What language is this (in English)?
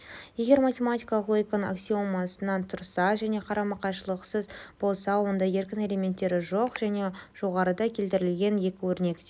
Kazakh